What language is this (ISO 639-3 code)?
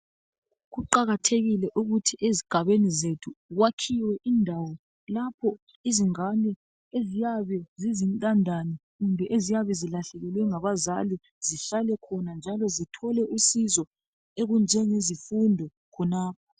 nde